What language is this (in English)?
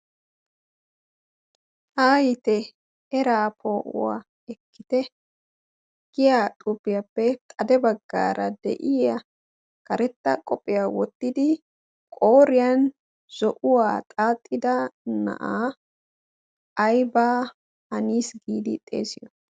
Wolaytta